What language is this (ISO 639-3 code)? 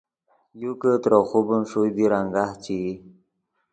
ydg